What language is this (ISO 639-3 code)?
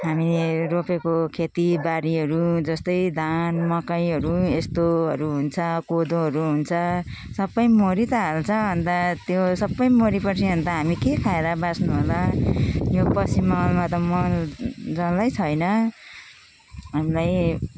nep